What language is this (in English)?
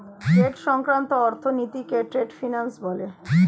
Bangla